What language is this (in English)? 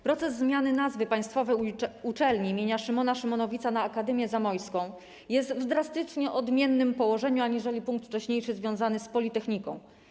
Polish